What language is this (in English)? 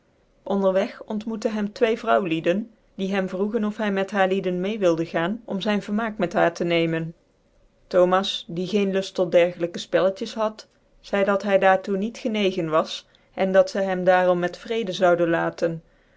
Dutch